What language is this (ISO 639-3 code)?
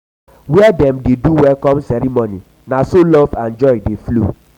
pcm